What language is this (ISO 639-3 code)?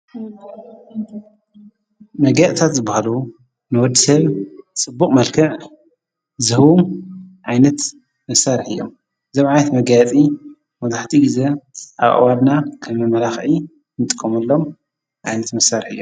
tir